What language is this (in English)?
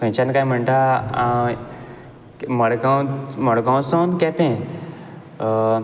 Konkani